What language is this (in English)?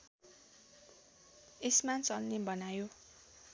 Nepali